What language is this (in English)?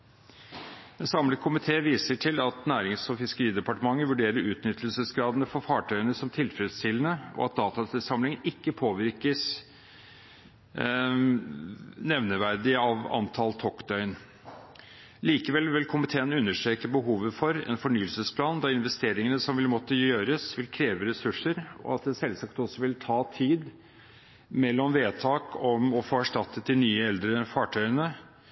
Norwegian Bokmål